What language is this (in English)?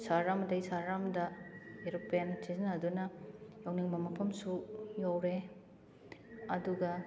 Manipuri